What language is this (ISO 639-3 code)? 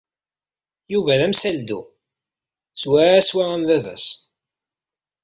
kab